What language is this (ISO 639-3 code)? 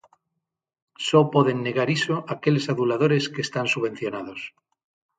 glg